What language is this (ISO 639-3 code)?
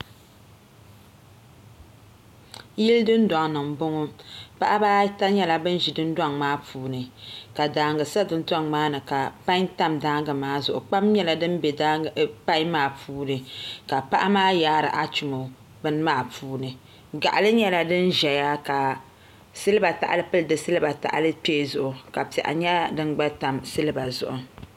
dag